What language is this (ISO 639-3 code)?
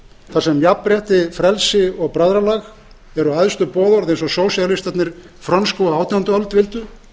isl